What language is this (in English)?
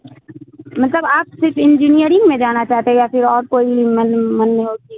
Urdu